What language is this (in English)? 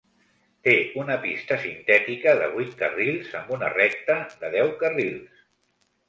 Catalan